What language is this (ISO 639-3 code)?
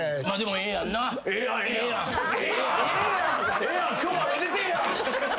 jpn